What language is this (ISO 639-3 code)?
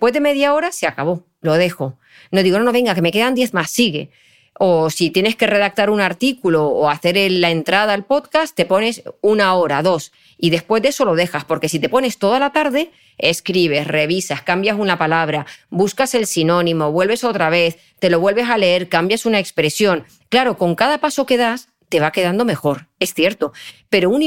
spa